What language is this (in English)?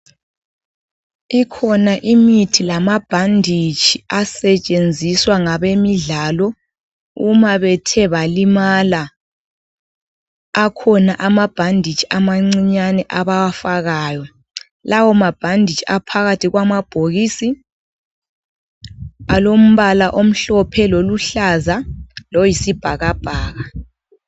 North Ndebele